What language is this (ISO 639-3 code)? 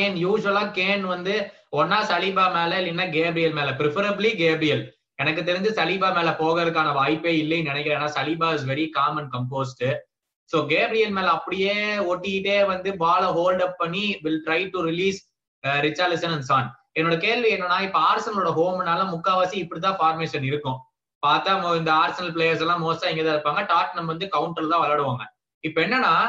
tam